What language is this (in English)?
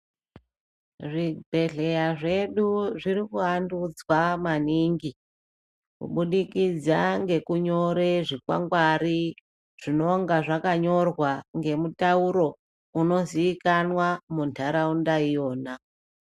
Ndau